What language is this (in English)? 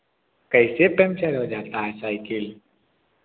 Hindi